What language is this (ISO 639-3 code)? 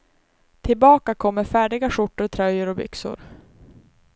swe